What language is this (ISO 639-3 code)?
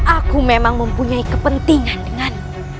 ind